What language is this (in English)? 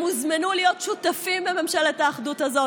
Hebrew